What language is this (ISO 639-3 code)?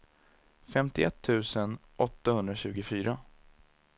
swe